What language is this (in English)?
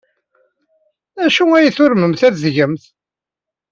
Kabyle